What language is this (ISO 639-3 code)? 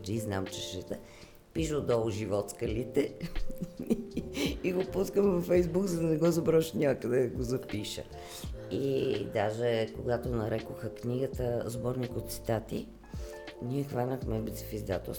bul